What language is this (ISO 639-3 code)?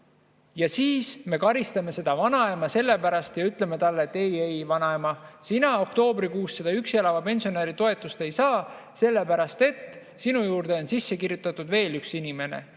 est